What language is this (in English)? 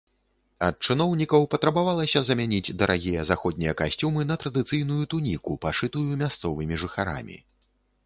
Belarusian